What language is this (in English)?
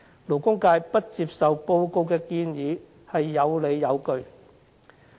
Cantonese